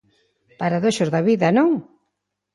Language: Galician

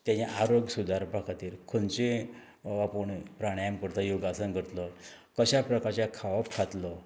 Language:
Konkani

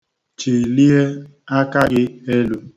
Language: Igbo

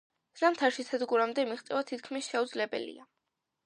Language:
Georgian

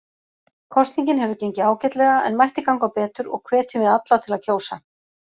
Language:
Icelandic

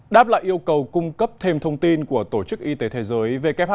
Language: Vietnamese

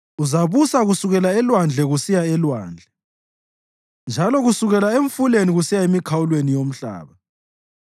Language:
North Ndebele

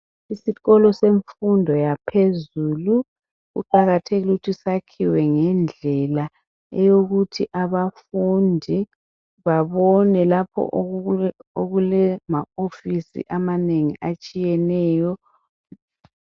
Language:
North Ndebele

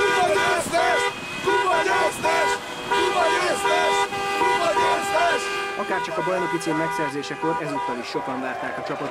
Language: Hungarian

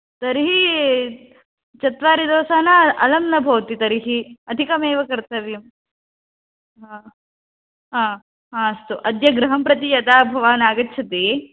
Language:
Sanskrit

